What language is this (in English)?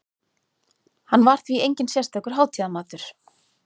Icelandic